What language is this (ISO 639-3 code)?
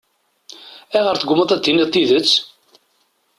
kab